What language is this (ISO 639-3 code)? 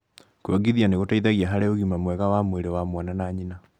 kik